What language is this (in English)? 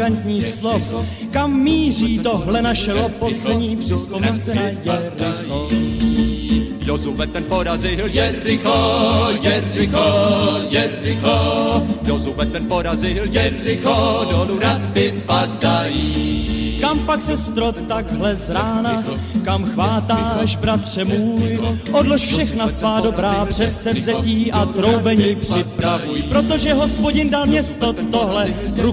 Slovak